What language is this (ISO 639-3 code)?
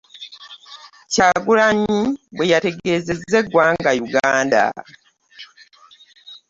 lug